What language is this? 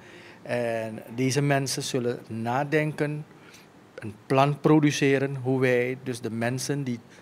Dutch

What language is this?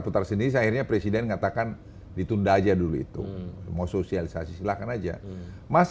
Indonesian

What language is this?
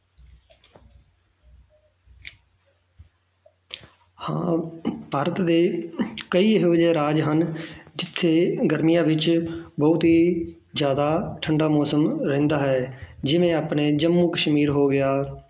Punjabi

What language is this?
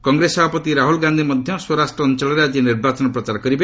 Odia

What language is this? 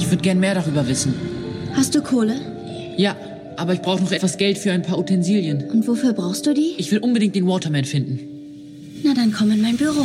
German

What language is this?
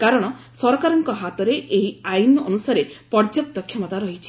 Odia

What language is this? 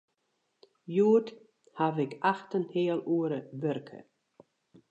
Western Frisian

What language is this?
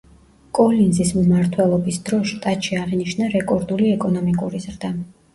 Georgian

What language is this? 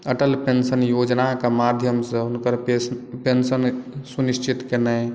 Maithili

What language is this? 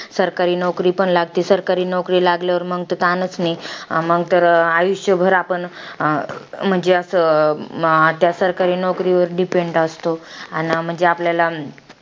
Marathi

